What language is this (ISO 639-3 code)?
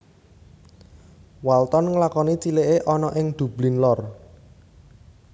jav